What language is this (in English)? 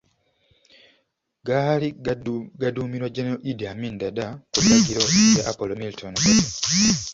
Ganda